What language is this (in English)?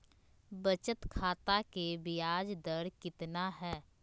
Magahi